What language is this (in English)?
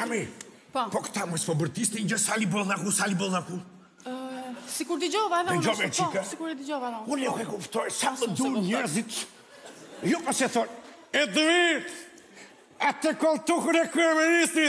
Greek